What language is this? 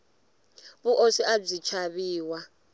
Tsonga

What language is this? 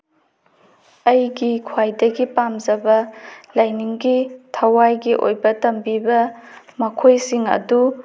Manipuri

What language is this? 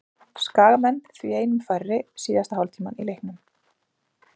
Icelandic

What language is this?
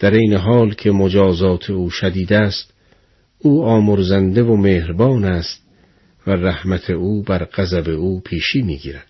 Persian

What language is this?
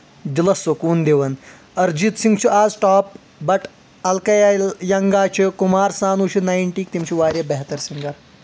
Kashmiri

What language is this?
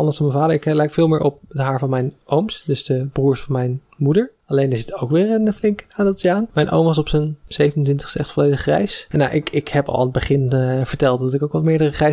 Dutch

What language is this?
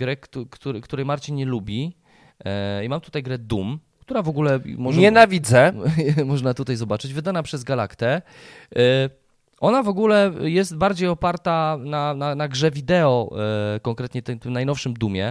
Polish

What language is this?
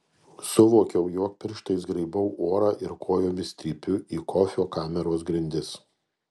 Lithuanian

